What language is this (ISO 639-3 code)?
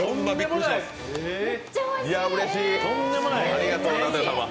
jpn